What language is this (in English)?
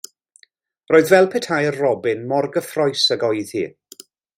Welsh